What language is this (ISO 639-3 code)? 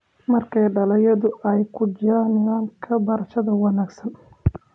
som